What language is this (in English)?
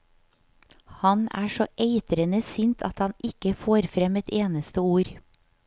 Norwegian